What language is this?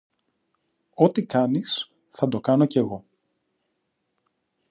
Greek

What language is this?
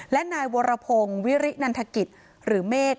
Thai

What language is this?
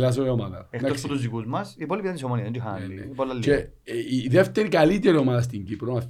Greek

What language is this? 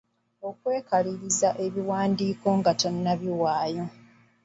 Ganda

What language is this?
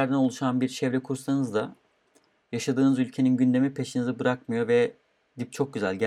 Turkish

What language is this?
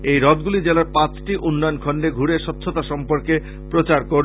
Bangla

